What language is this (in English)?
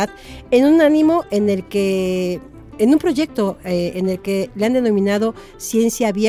Spanish